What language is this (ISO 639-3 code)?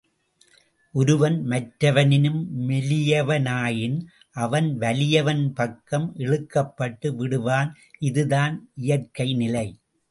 tam